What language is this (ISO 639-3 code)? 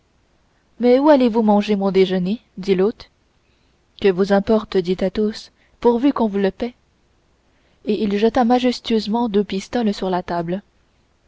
fra